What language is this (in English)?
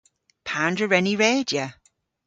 Cornish